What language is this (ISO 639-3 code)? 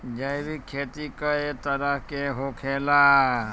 bho